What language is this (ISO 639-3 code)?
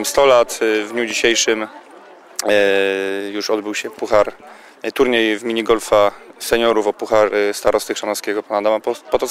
pol